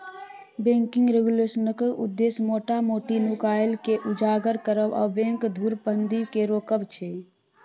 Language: Maithili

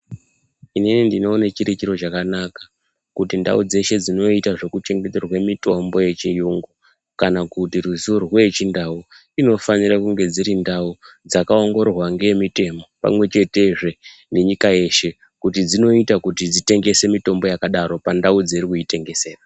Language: Ndau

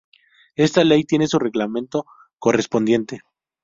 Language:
Spanish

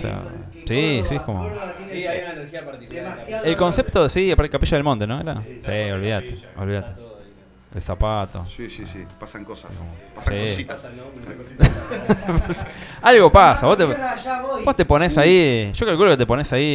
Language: Spanish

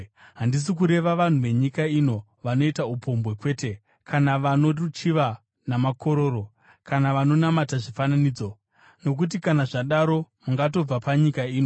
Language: Shona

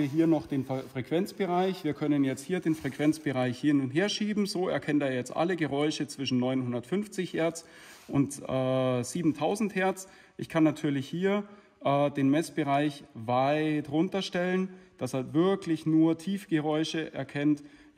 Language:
German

